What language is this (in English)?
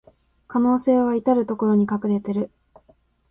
Japanese